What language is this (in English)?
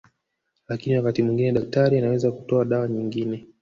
Swahili